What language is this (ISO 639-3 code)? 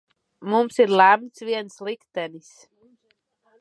lav